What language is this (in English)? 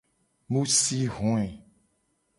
Gen